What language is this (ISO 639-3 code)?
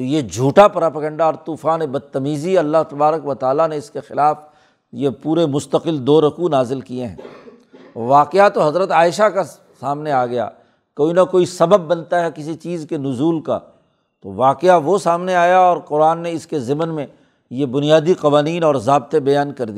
urd